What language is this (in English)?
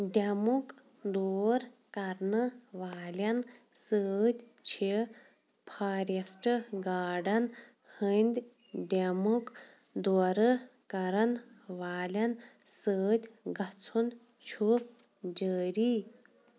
Kashmiri